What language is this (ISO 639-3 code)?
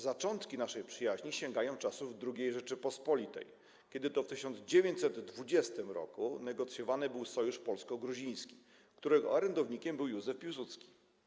pol